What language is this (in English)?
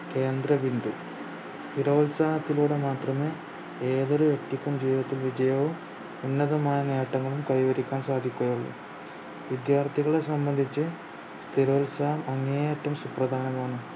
Malayalam